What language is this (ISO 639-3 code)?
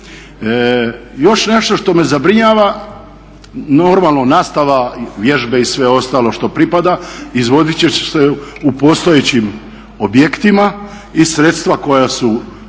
hrv